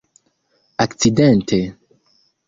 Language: Esperanto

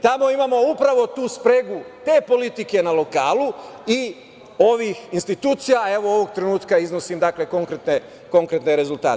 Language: Serbian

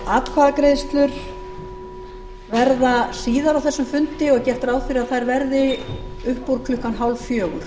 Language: Icelandic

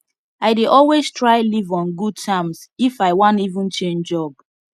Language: Nigerian Pidgin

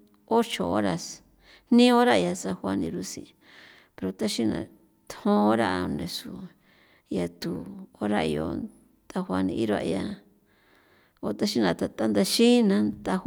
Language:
San Felipe Otlaltepec Popoloca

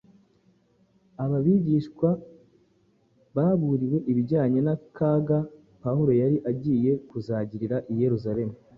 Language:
Kinyarwanda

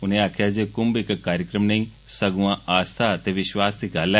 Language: Dogri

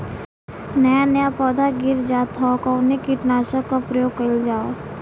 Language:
Bhojpuri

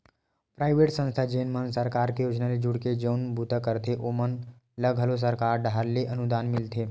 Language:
Chhattisgarhi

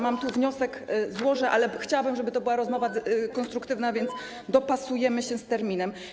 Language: Polish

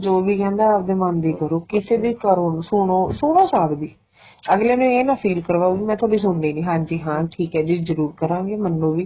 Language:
Punjabi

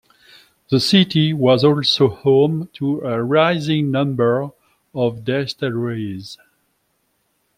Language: English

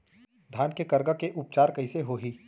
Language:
Chhattisgarhi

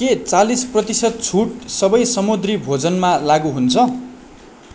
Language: Nepali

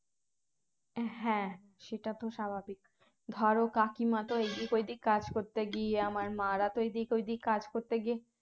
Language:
Bangla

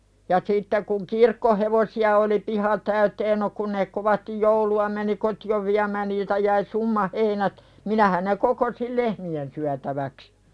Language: Finnish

